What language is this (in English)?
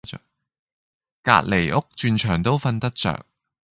Cantonese